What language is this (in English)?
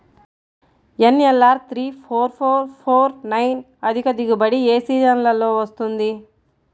Telugu